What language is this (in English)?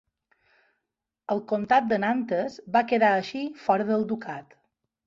Catalan